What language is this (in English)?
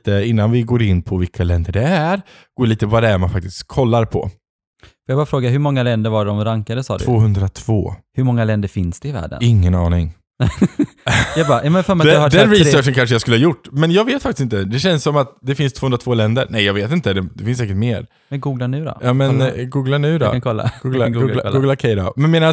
Swedish